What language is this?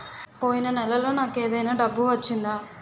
Telugu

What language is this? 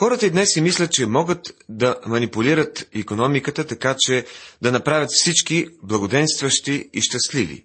Bulgarian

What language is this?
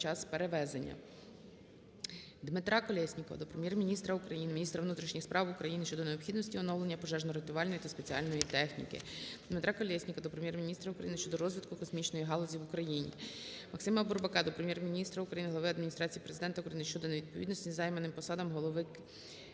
Ukrainian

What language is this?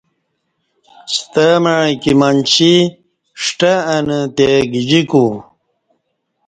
Kati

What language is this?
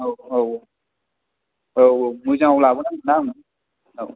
Bodo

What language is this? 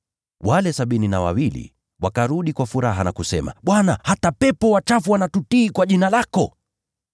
Swahili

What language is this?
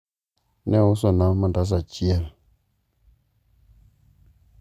Luo (Kenya and Tanzania)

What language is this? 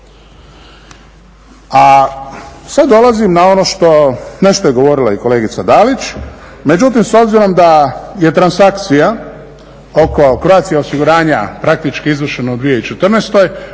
Croatian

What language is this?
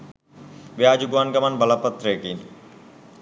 Sinhala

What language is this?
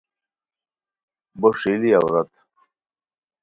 Khowar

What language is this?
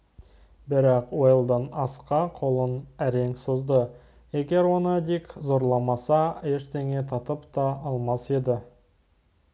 Kazakh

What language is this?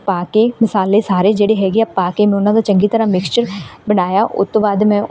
Punjabi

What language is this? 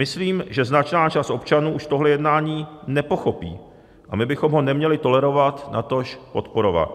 Czech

